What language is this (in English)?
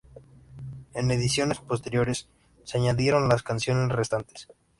Spanish